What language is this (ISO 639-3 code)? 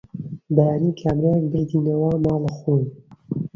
ckb